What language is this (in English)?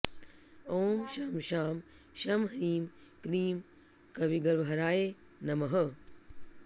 Sanskrit